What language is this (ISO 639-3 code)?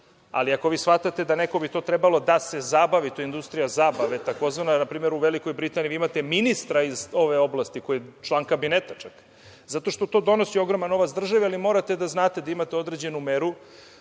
srp